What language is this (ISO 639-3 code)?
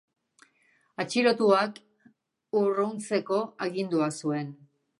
eus